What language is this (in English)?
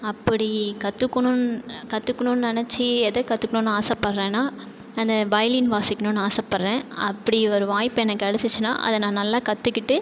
Tamil